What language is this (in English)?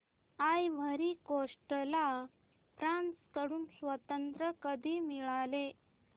Marathi